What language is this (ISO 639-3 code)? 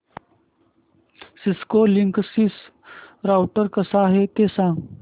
mar